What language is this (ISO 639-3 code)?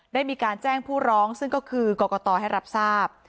tha